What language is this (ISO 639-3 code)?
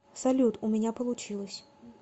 rus